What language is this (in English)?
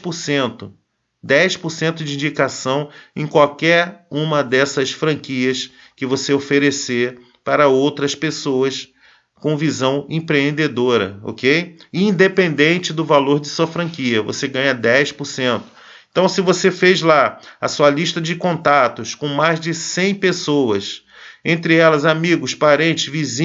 Portuguese